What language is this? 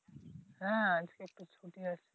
Bangla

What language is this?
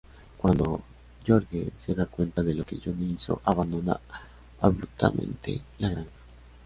Spanish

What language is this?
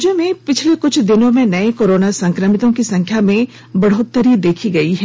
Hindi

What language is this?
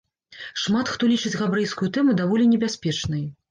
Belarusian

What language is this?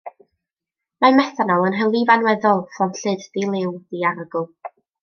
Welsh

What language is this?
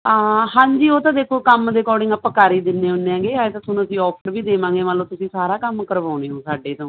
Punjabi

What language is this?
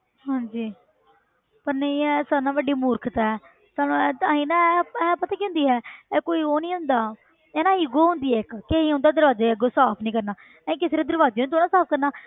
Punjabi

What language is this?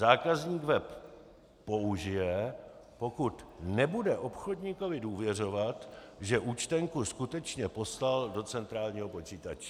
Czech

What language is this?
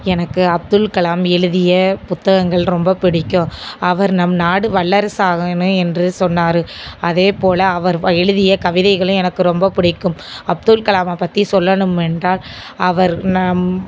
Tamil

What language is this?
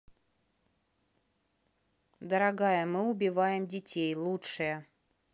Russian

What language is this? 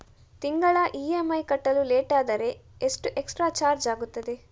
Kannada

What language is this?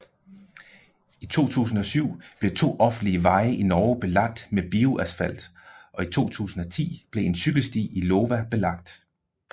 Danish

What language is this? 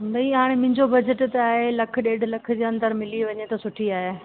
Sindhi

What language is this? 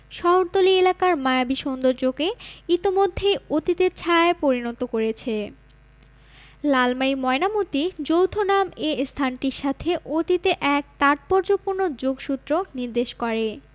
Bangla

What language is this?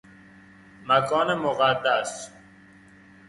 Persian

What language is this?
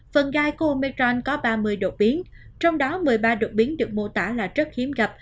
Vietnamese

